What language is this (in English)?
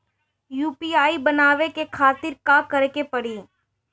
Bhojpuri